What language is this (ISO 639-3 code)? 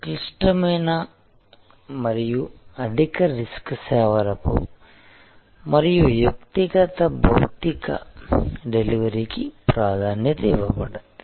tel